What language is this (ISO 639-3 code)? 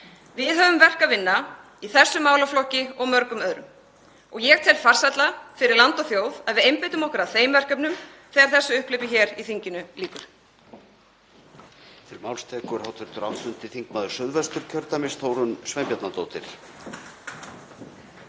isl